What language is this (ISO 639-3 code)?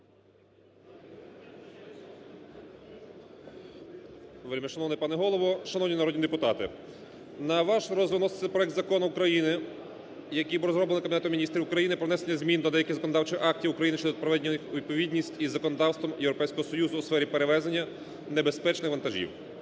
ukr